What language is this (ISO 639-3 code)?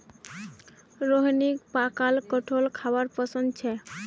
mag